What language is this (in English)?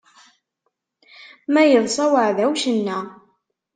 Kabyle